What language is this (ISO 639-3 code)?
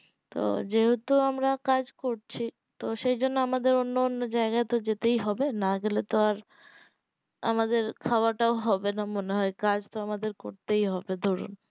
ben